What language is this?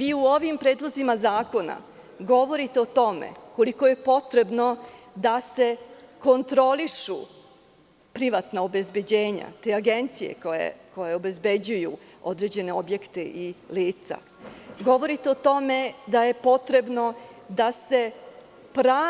Serbian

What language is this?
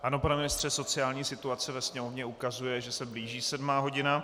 Czech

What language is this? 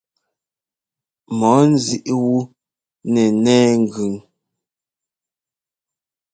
Ngomba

